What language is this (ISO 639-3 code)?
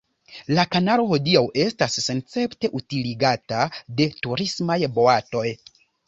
epo